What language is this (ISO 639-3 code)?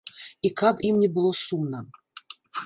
bel